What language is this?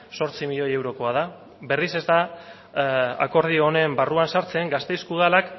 Basque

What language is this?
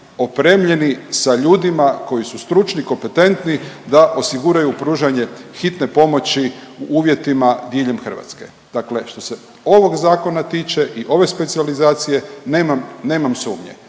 Croatian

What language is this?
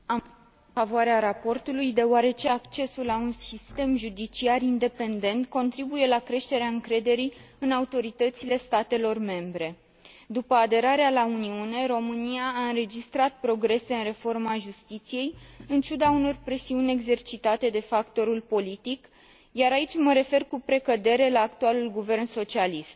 Romanian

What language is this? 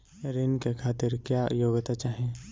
Bhojpuri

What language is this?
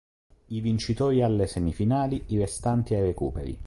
Italian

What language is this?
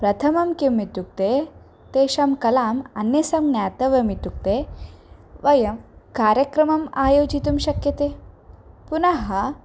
Sanskrit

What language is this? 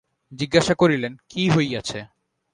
Bangla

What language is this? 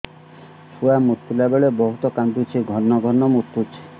Odia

